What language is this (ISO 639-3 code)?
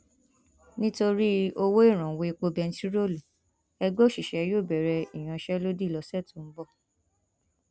yor